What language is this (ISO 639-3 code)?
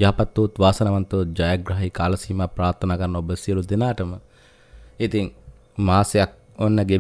ind